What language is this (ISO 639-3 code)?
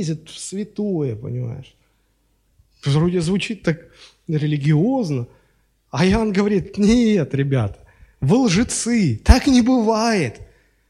rus